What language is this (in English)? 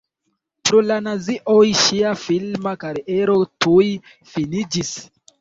Esperanto